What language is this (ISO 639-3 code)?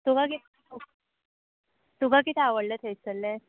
kok